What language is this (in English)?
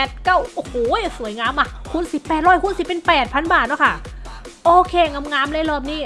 Thai